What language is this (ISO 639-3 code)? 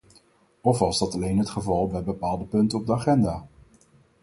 nld